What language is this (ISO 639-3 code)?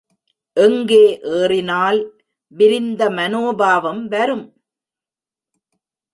tam